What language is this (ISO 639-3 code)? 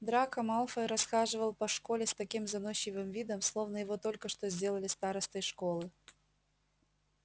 rus